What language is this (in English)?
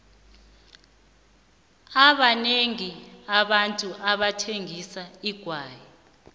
South Ndebele